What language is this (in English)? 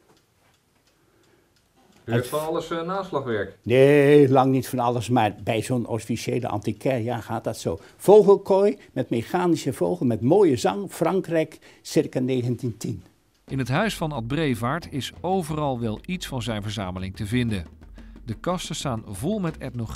Dutch